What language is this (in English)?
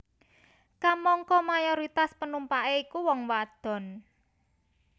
Javanese